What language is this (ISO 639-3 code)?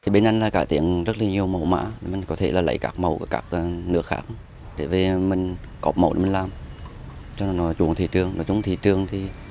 vie